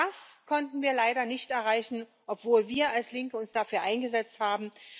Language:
German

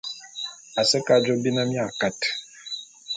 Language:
Bulu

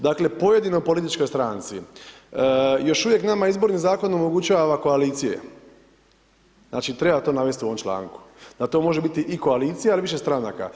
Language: Croatian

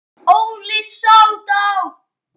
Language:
Icelandic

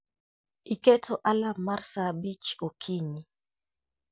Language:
Luo (Kenya and Tanzania)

